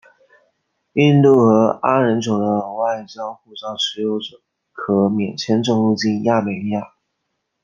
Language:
Chinese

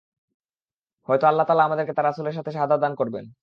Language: Bangla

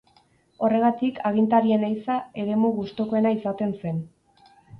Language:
Basque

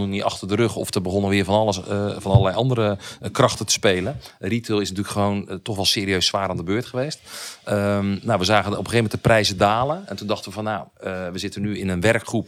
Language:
Dutch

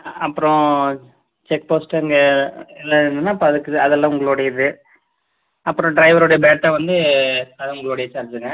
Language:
Tamil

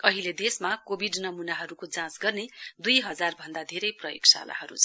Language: Nepali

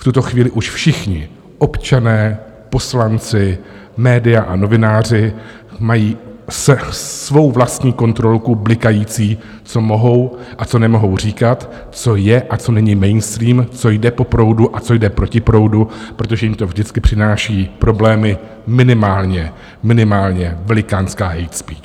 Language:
Czech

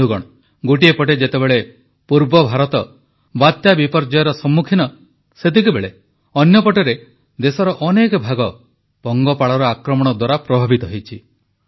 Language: Odia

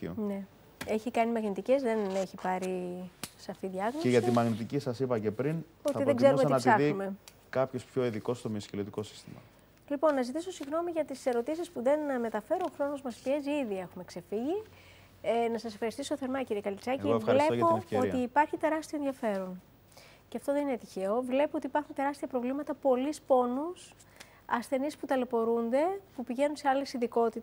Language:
Greek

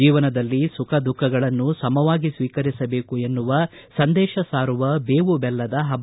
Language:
Kannada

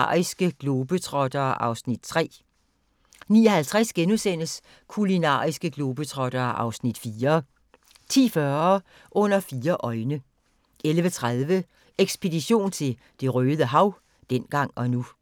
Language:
Danish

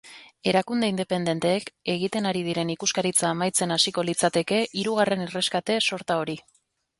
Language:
Basque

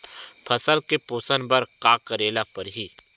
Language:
Chhattisgarhi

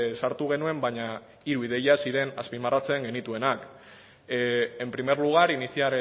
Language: Basque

